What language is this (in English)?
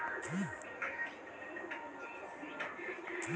Magahi